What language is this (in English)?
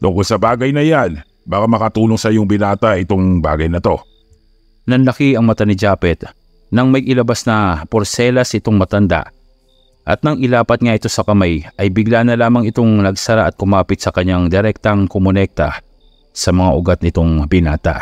Filipino